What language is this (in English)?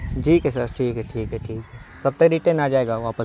Urdu